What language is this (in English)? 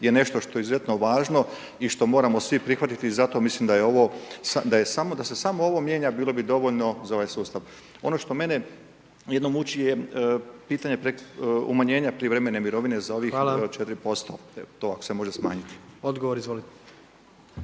Croatian